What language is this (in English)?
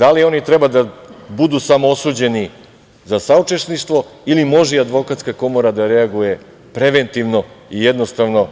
Serbian